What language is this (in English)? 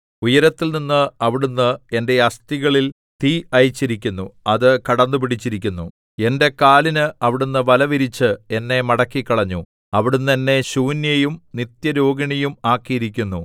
Malayalam